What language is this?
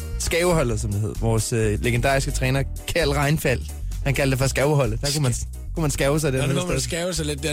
Danish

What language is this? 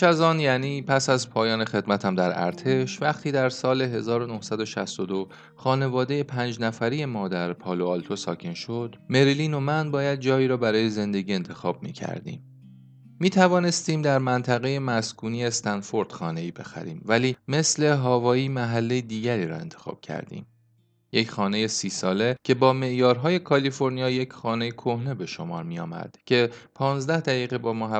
Persian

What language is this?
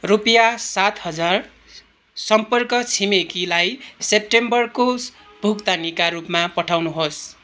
Nepali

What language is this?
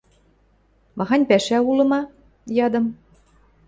Western Mari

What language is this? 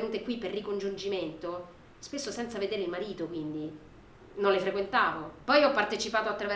Italian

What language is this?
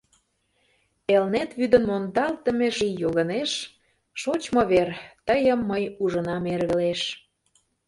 Mari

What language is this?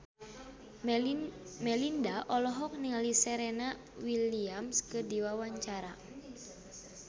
Sundanese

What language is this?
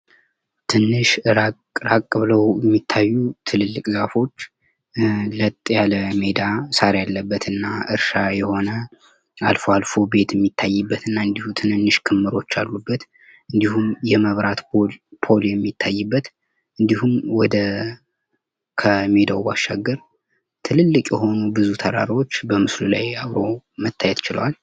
Amharic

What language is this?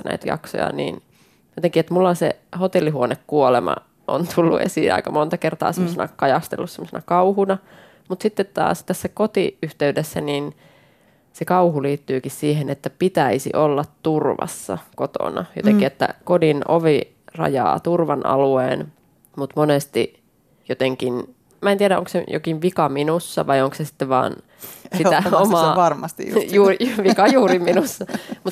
Finnish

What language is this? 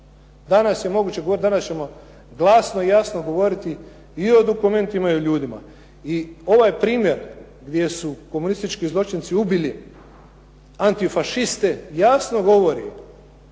Croatian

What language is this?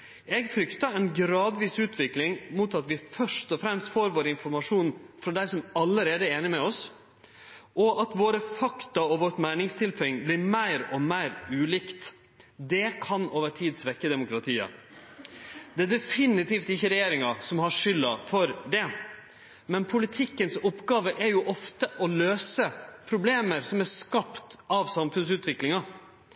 Norwegian Nynorsk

